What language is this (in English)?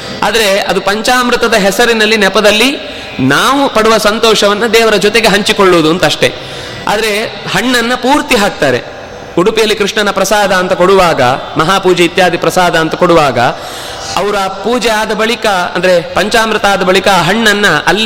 Kannada